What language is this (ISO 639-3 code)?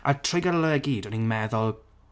cym